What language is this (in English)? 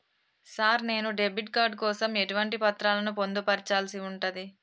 Telugu